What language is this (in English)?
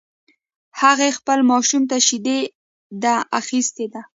Pashto